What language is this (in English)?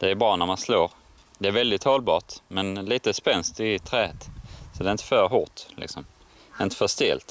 Swedish